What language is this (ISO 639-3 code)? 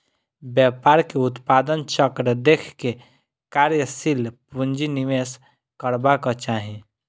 mai